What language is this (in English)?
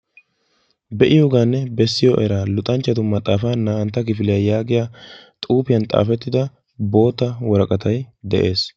Wolaytta